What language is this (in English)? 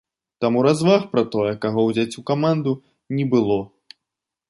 Belarusian